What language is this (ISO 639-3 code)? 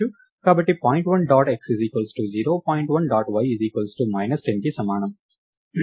tel